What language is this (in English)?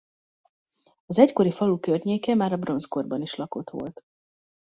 Hungarian